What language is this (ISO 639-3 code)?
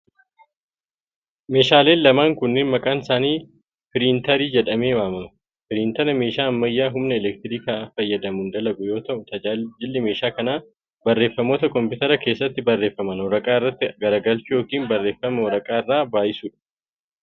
orm